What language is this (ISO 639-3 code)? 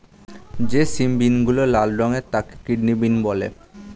ben